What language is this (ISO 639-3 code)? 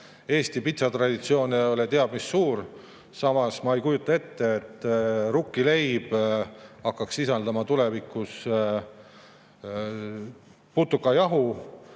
est